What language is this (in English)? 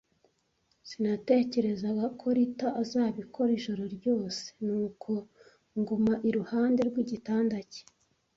Kinyarwanda